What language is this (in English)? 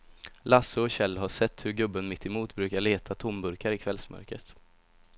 Swedish